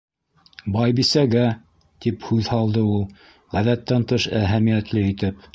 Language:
Bashkir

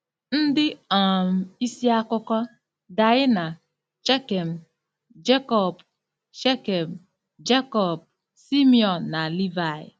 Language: Igbo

